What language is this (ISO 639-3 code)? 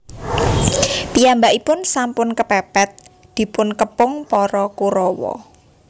jav